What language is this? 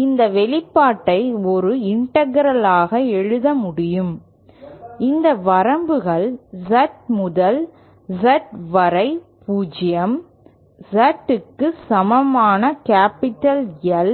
Tamil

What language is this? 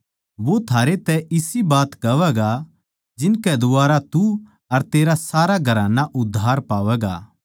Haryanvi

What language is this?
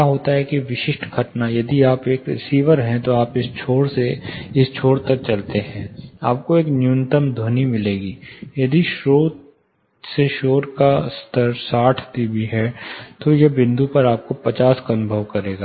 Hindi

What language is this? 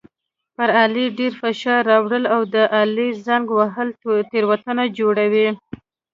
Pashto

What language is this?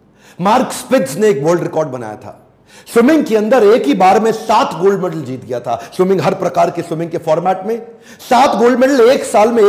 Hindi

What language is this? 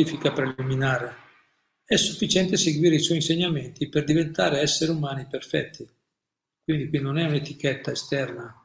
Italian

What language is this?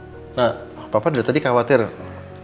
Indonesian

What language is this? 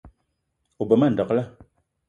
Eton (Cameroon)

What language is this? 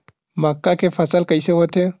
Chhattisgarhi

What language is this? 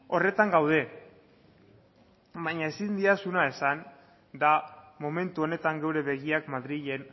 Basque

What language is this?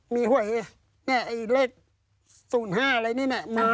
Thai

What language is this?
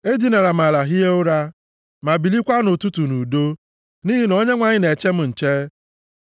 Igbo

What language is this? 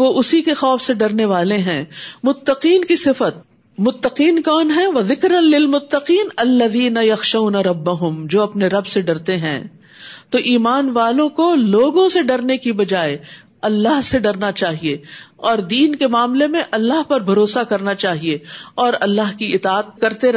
Urdu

